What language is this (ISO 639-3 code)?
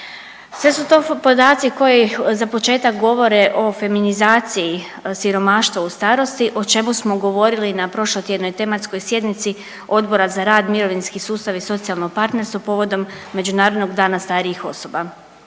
hrv